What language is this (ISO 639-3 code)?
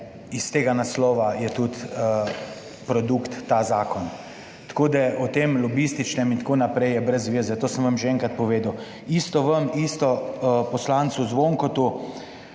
slv